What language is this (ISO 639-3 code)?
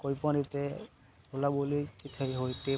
guj